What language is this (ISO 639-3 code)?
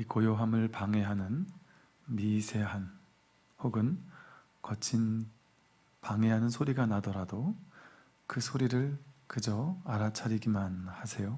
kor